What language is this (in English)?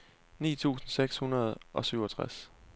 Danish